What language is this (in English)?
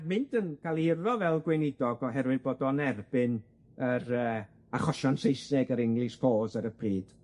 Welsh